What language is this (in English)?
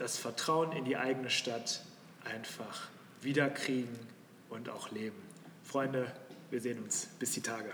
German